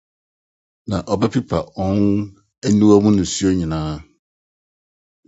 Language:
Akan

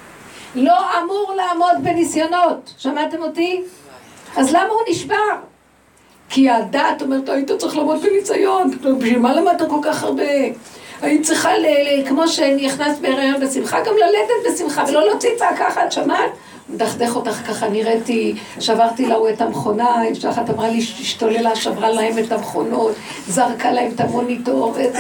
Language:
Hebrew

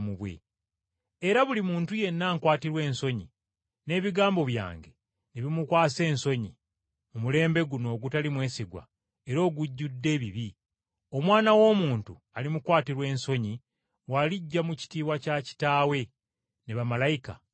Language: Ganda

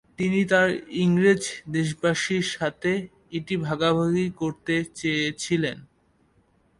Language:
Bangla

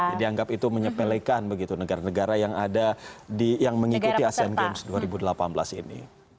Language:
Indonesian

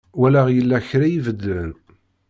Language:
Kabyle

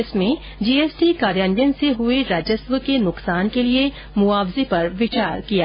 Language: Hindi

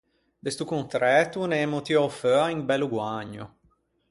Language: Ligurian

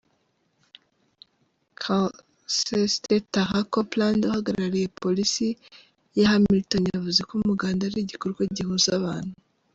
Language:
Kinyarwanda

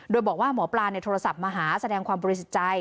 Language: Thai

